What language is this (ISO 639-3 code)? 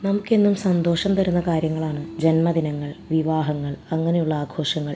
mal